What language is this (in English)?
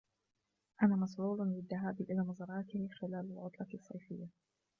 Arabic